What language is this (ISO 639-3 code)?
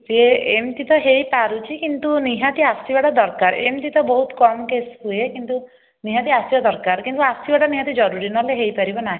ori